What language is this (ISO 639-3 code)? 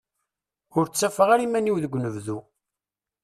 kab